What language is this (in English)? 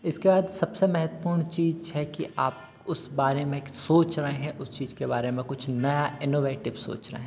Hindi